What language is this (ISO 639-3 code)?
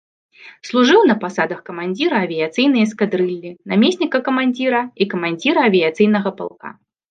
bel